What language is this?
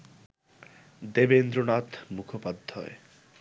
Bangla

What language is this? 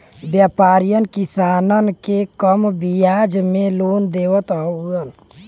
Bhojpuri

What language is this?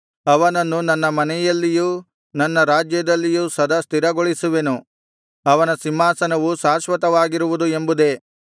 Kannada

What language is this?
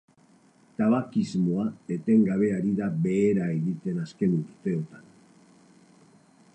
Basque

